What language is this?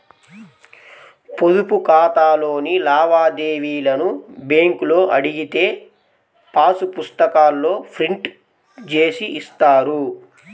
Telugu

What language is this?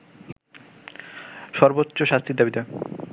Bangla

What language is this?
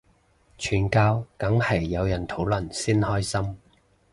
Cantonese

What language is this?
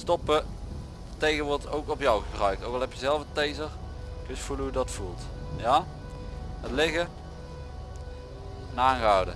Dutch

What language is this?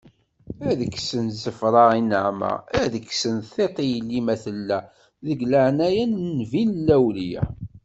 Kabyle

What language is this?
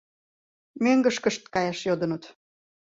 Mari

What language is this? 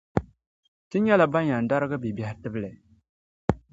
Dagbani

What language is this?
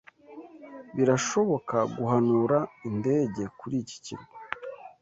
Kinyarwanda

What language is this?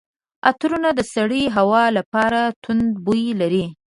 Pashto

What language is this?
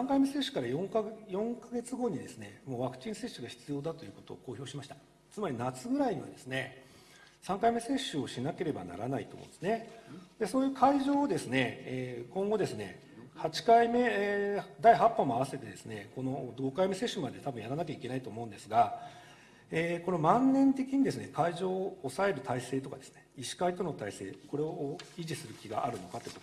Japanese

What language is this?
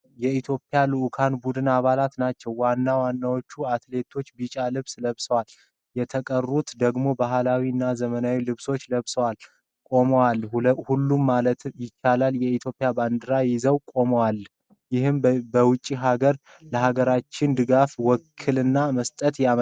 Amharic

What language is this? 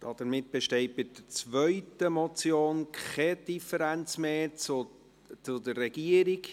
Swiss German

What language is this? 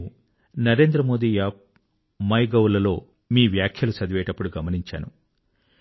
Telugu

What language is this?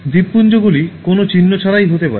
Bangla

